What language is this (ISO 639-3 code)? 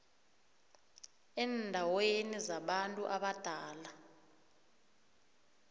nbl